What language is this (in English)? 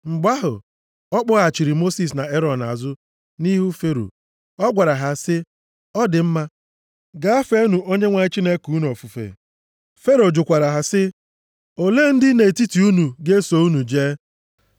Igbo